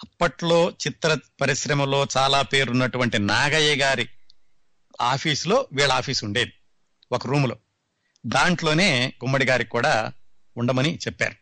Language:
Telugu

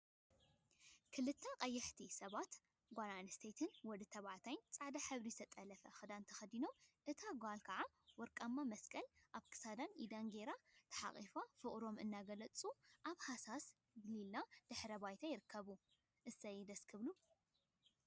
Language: Tigrinya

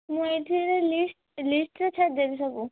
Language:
Odia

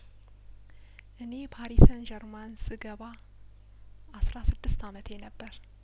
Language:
Amharic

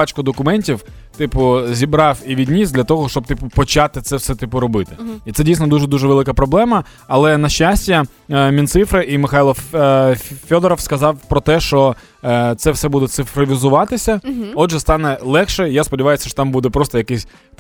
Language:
Ukrainian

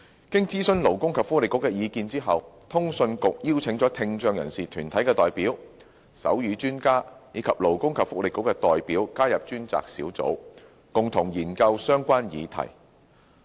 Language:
Cantonese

